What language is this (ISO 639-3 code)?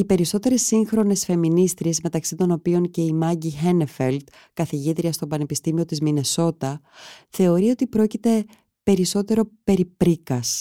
ell